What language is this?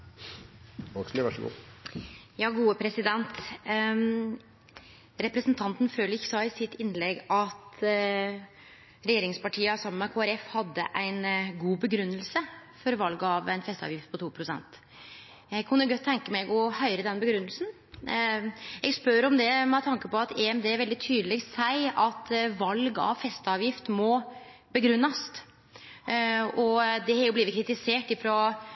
Norwegian Nynorsk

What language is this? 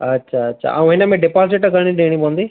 Sindhi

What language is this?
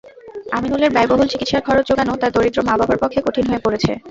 Bangla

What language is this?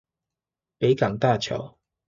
Chinese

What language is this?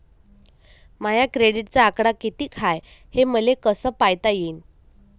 Marathi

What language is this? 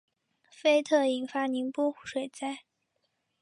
Chinese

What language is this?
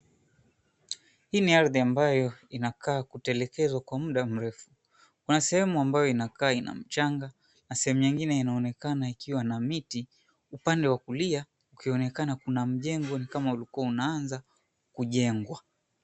Swahili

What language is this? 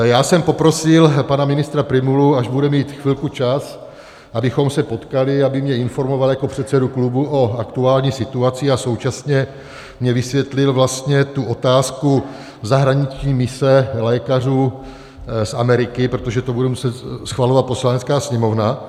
Czech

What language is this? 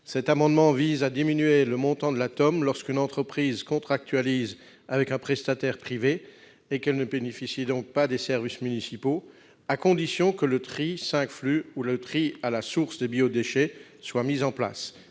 French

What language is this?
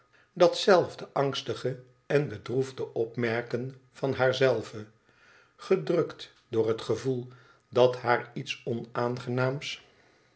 Dutch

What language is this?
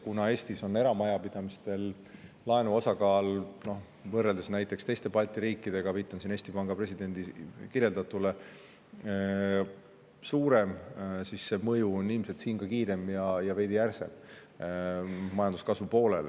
Estonian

